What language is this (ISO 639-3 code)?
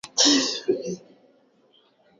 swa